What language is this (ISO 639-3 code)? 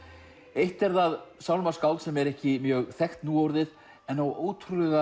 isl